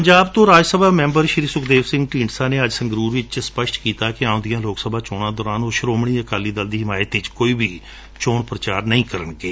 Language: Punjabi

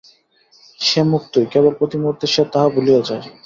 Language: Bangla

